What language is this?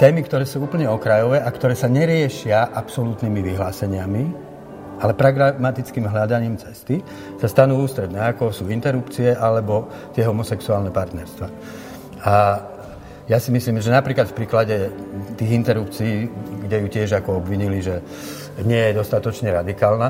Slovak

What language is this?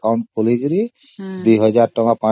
Odia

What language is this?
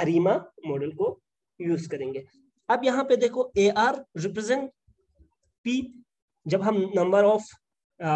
Hindi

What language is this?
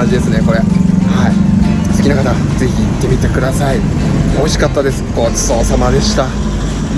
Japanese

